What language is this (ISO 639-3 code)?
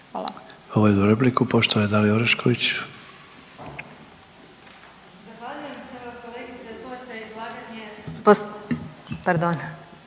hrv